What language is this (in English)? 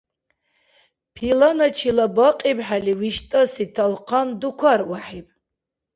Dargwa